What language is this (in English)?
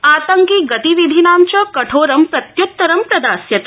Sanskrit